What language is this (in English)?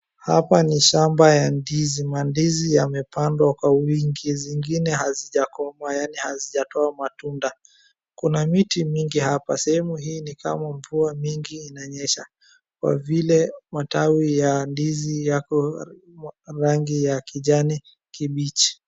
Swahili